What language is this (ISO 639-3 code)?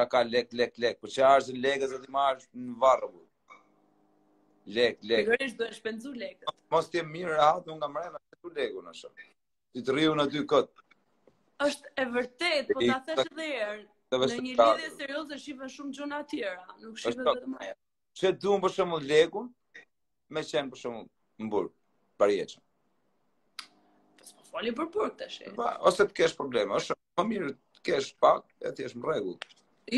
ron